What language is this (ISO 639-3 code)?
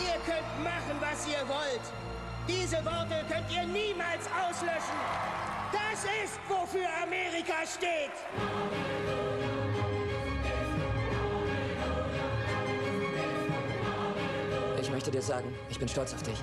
deu